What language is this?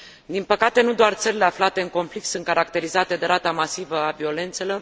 Romanian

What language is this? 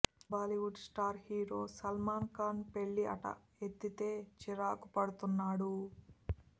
Telugu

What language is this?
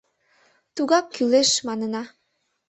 Mari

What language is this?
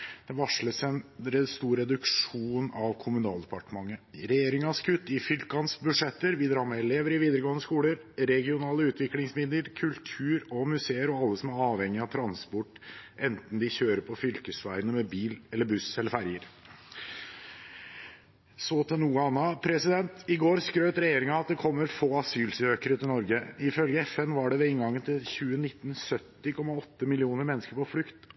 Norwegian Bokmål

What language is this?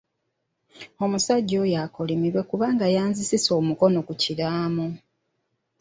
Ganda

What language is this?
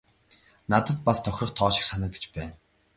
Mongolian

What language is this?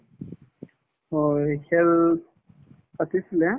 Assamese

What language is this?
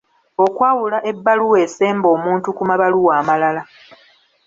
Ganda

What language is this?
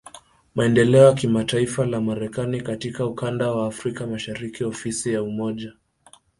Swahili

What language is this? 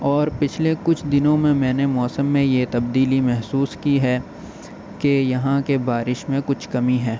Urdu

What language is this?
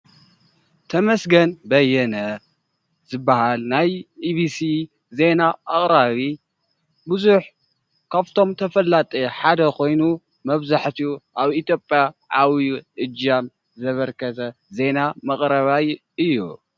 Tigrinya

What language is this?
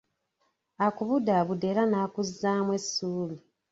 Ganda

